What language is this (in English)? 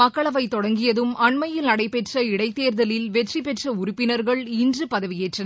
Tamil